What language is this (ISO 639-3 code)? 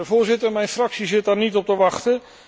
nld